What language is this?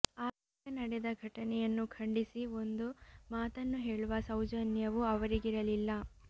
Kannada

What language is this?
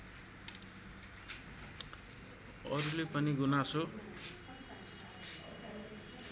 Nepali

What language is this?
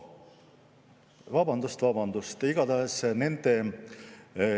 Estonian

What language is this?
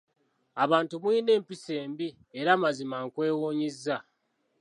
Ganda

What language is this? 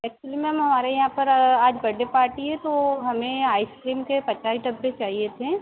Hindi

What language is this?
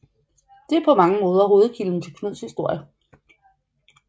Danish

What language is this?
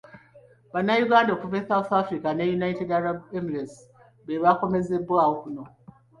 Ganda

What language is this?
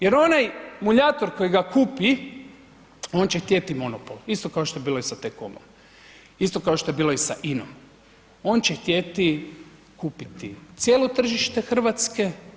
Croatian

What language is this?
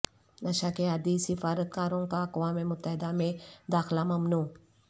Urdu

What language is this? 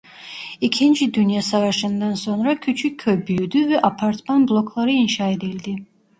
Turkish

